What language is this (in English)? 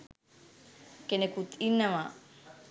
Sinhala